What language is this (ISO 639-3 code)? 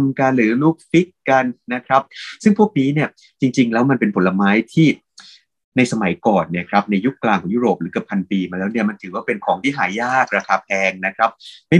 tha